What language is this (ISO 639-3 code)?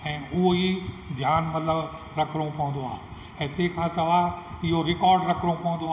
snd